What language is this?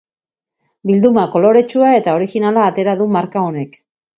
Basque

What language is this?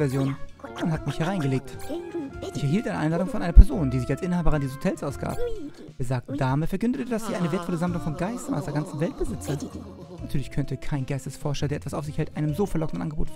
German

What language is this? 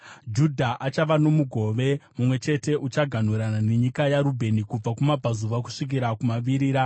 Shona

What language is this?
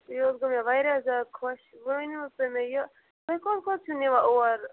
Kashmiri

